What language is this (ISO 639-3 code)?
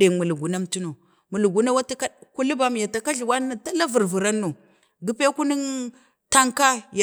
bde